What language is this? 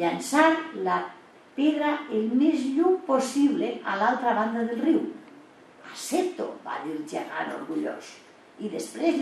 Spanish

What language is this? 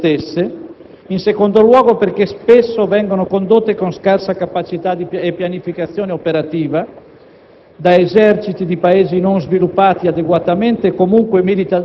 Italian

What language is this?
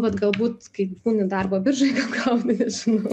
Lithuanian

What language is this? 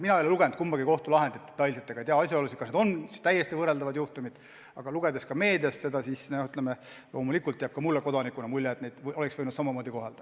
Estonian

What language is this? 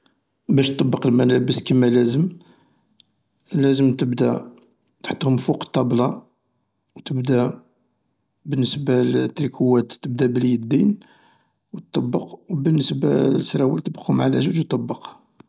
Algerian Arabic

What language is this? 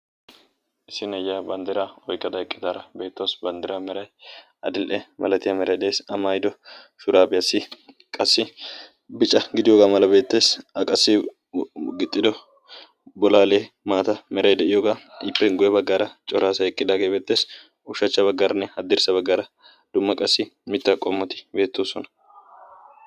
Wolaytta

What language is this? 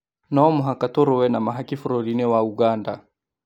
Kikuyu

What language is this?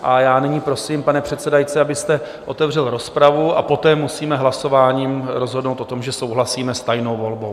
Czech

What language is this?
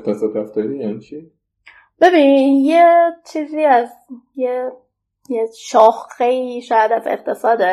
Persian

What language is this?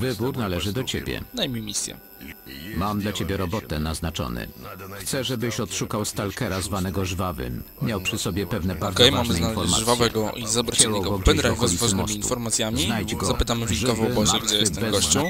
Polish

